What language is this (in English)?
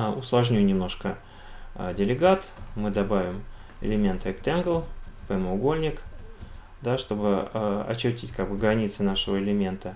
Russian